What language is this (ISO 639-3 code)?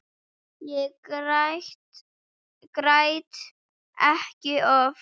isl